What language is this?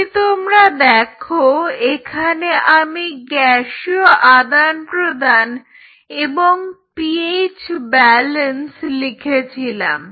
Bangla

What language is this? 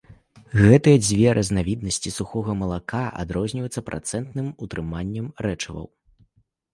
Belarusian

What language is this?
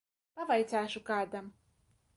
Latvian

